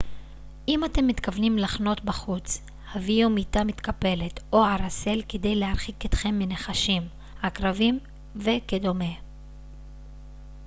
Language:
Hebrew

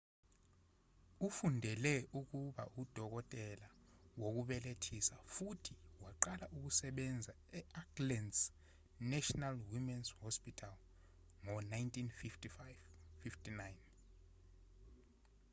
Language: Zulu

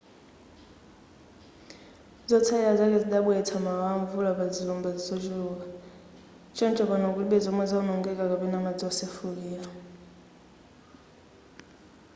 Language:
Nyanja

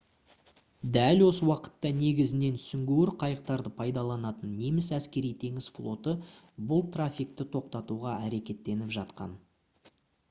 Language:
Kazakh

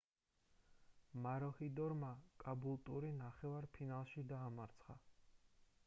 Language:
Georgian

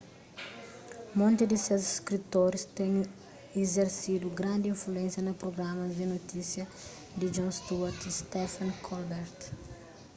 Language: Kabuverdianu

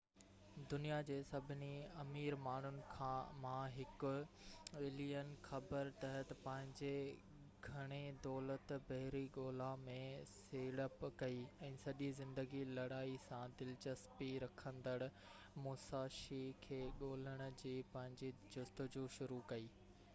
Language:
Sindhi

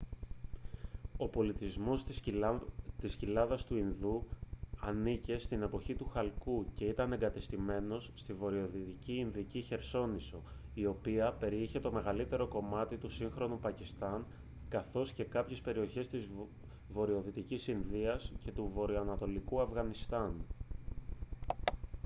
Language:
Greek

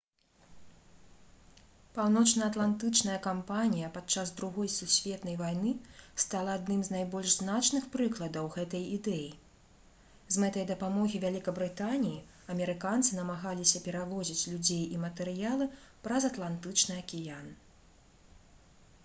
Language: Belarusian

